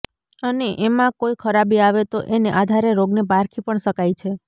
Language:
Gujarati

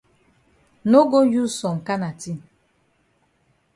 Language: Cameroon Pidgin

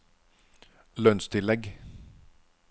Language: Norwegian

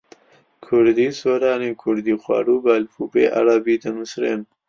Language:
Central Kurdish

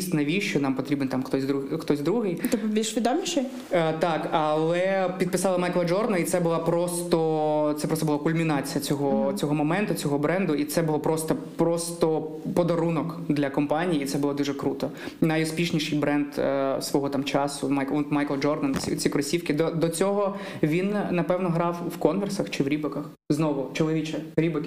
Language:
Ukrainian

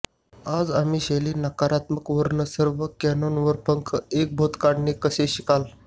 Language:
Marathi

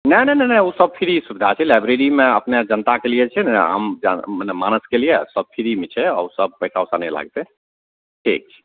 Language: Maithili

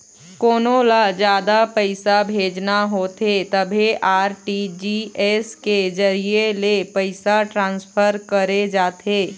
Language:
Chhattisgarhi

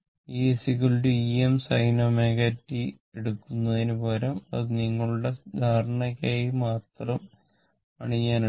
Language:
Malayalam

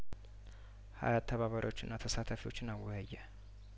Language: Amharic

